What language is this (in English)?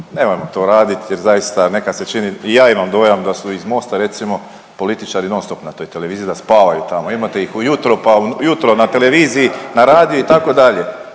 Croatian